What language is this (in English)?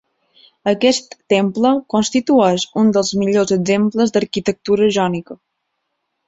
Catalan